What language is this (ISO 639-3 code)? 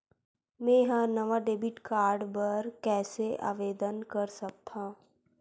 hne